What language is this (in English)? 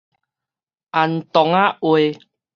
Min Nan Chinese